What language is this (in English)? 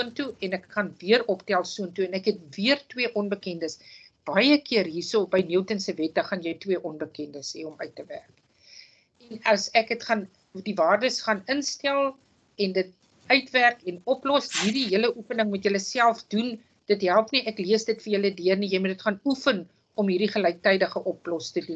Dutch